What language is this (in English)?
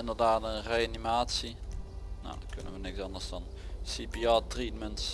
Dutch